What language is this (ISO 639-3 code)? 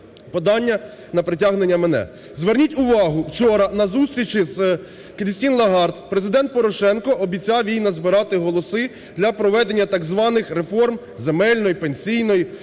ukr